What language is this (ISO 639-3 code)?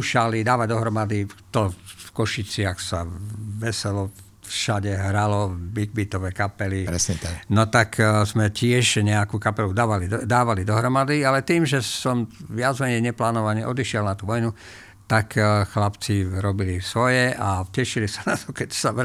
slk